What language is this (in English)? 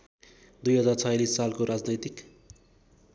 Nepali